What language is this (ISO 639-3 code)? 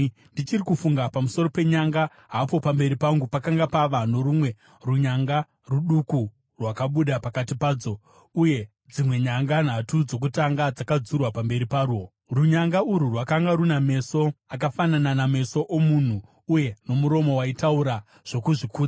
sna